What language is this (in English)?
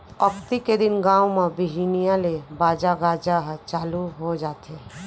Chhattisgarhi